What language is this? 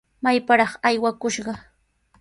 Sihuas Ancash Quechua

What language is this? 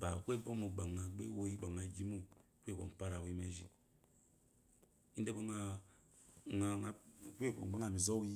Eloyi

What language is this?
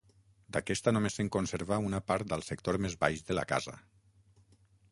Catalan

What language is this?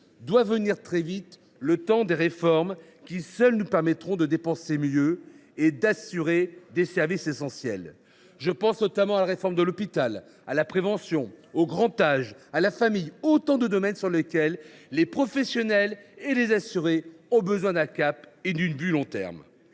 French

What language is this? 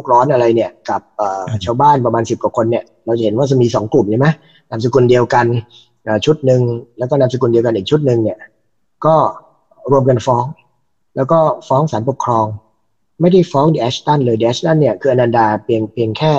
Thai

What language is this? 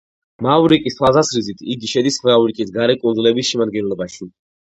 Georgian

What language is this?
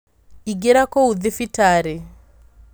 Kikuyu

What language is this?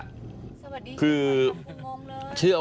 Thai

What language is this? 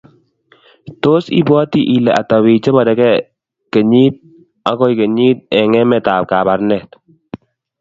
Kalenjin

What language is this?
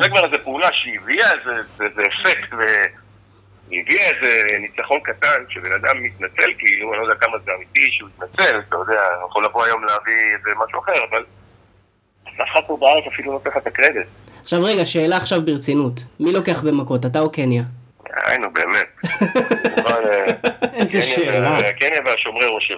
Hebrew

